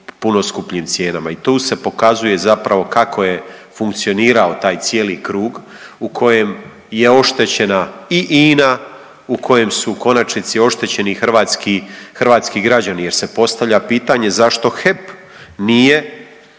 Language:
Croatian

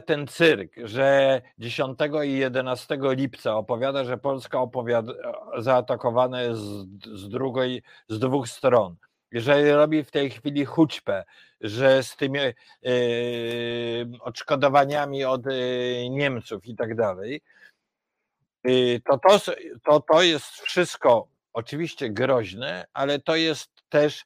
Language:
Polish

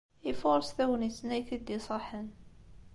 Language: Kabyle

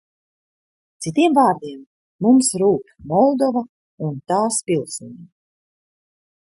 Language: Latvian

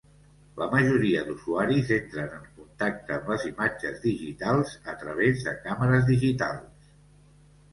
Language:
Catalan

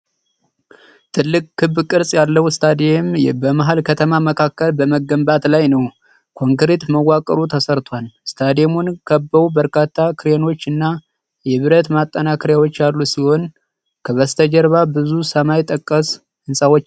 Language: Amharic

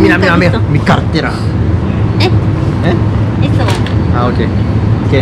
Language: Spanish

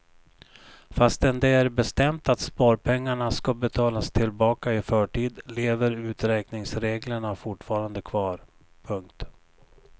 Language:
Swedish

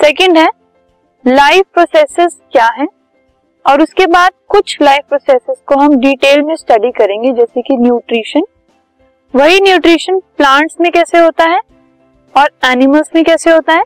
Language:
Hindi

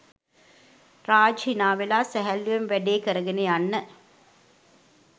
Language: Sinhala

